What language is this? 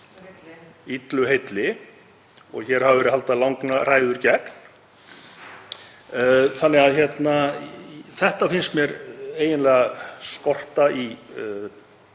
Icelandic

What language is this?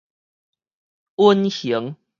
Min Nan Chinese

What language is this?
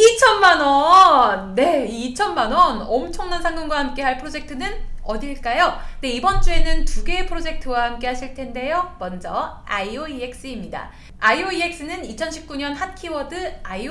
Korean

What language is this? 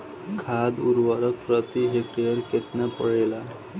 Bhojpuri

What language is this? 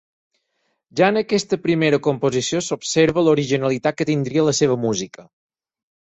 Catalan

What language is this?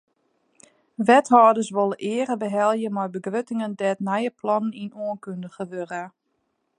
Western Frisian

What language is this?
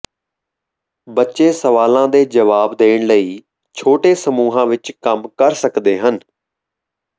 Punjabi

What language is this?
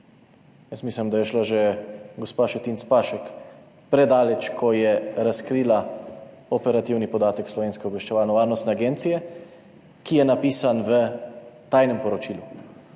Slovenian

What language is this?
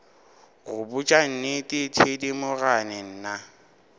Northern Sotho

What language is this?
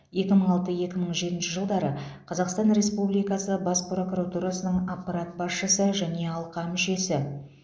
Kazakh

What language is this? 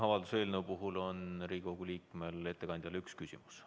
Estonian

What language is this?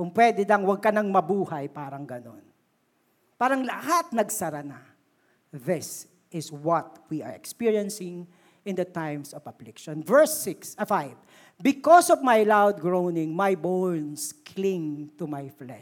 Filipino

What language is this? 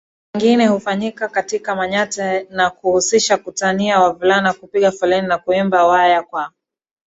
Swahili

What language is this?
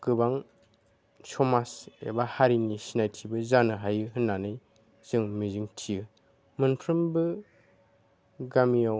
Bodo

